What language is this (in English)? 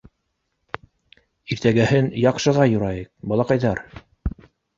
Bashkir